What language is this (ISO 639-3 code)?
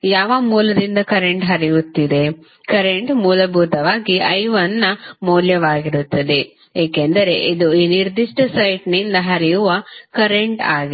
kan